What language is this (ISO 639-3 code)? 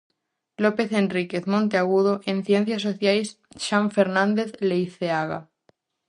glg